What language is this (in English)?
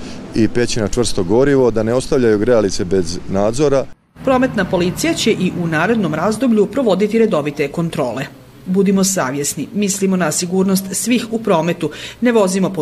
Croatian